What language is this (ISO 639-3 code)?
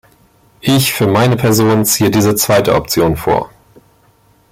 deu